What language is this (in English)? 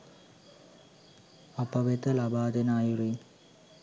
Sinhala